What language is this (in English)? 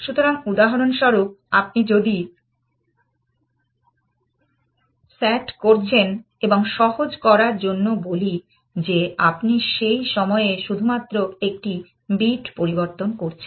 Bangla